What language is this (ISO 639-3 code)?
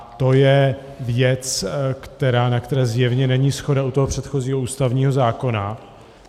ces